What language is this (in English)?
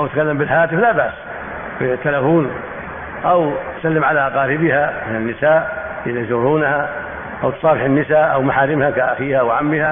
Arabic